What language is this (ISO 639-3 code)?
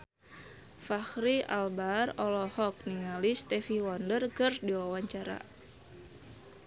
sun